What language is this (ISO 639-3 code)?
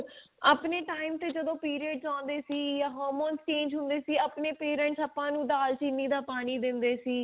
pan